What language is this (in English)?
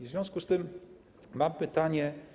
Polish